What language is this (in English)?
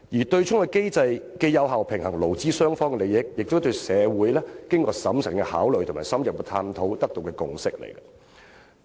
Cantonese